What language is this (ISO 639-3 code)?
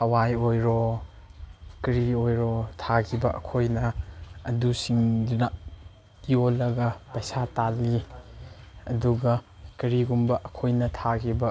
mni